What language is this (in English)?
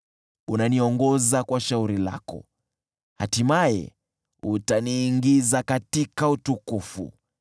Swahili